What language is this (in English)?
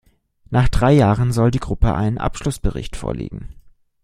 German